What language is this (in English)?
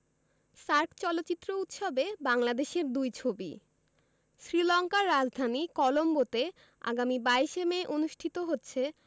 Bangla